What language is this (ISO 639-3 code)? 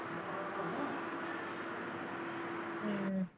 pan